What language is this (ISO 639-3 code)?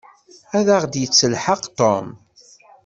kab